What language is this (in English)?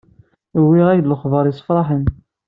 Kabyle